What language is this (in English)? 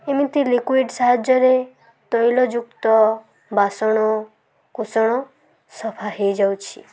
Odia